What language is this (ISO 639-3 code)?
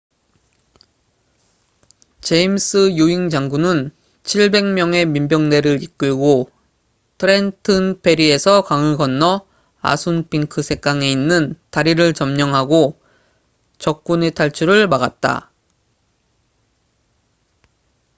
kor